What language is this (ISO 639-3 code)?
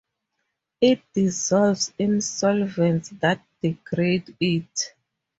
eng